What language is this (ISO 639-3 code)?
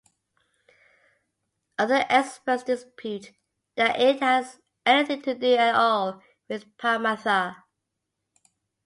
eng